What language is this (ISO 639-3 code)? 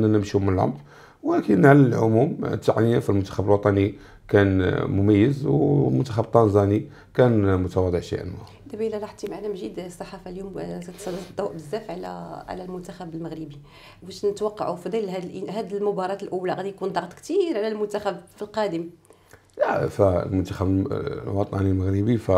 ara